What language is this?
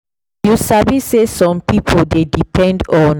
Nigerian Pidgin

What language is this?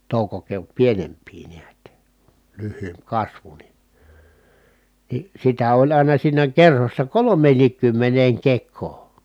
Finnish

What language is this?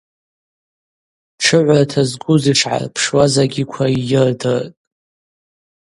Abaza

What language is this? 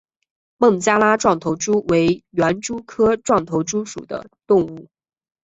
Chinese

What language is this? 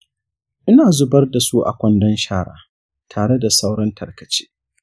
Hausa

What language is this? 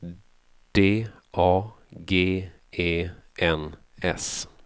Swedish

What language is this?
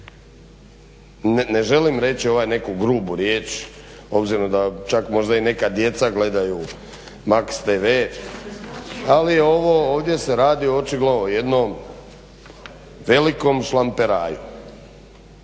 Croatian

